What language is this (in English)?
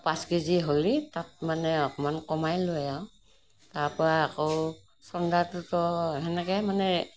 Assamese